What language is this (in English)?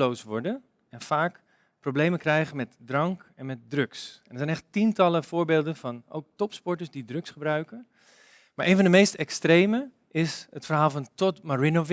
Dutch